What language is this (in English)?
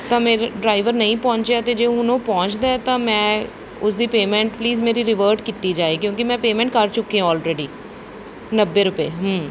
Punjabi